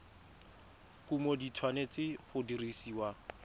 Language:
Tswana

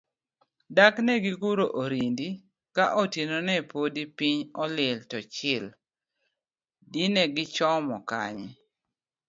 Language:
Luo (Kenya and Tanzania)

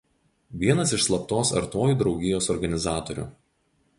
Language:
Lithuanian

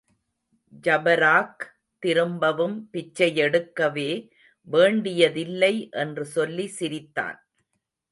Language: Tamil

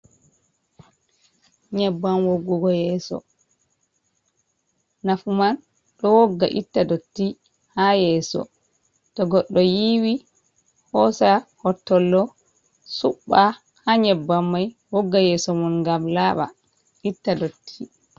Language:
Fula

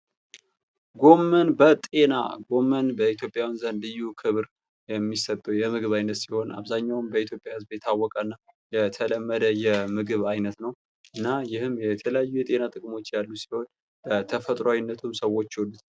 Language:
Amharic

